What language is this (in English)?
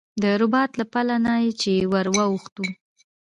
Pashto